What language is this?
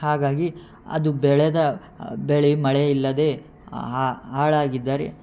Kannada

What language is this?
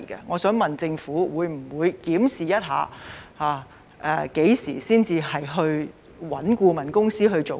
Cantonese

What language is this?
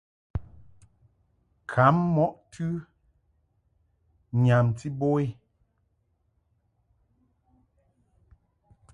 Mungaka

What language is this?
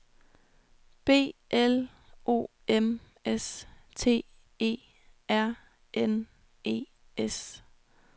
Danish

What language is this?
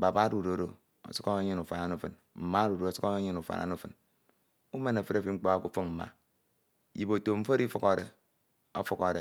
Ito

